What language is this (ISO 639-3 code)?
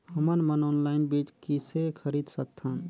hne